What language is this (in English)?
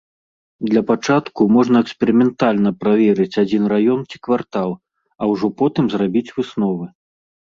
Belarusian